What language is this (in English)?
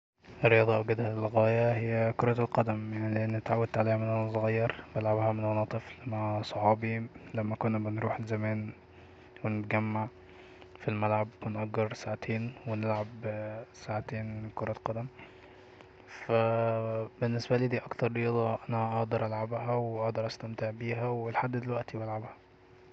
Egyptian Arabic